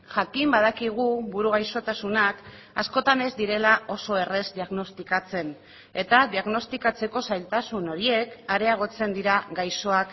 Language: Basque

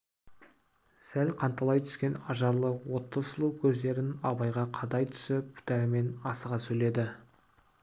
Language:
Kazakh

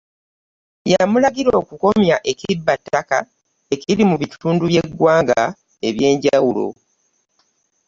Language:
Ganda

